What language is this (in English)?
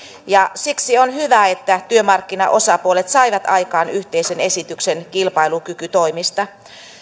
Finnish